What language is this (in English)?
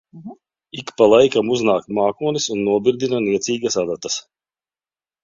Latvian